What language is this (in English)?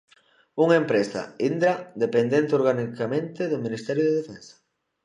Galician